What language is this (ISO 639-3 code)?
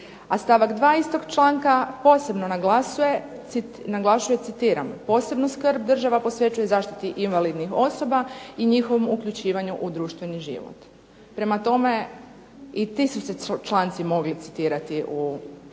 hrv